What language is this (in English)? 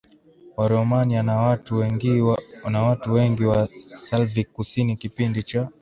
Swahili